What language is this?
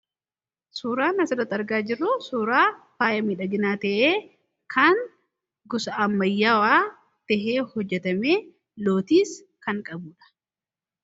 Oromo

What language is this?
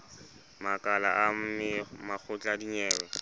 Southern Sotho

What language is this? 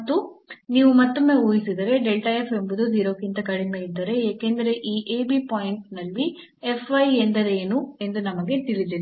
Kannada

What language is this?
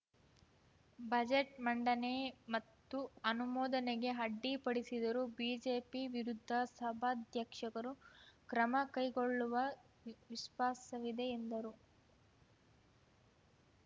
Kannada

